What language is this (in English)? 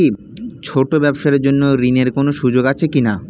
Bangla